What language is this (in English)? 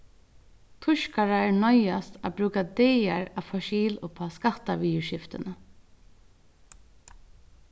Faroese